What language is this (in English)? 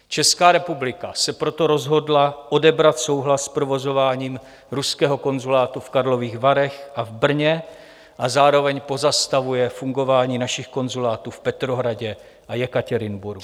Czech